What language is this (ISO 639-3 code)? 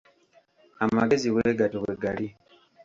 lug